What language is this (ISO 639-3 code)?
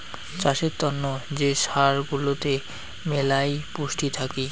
ben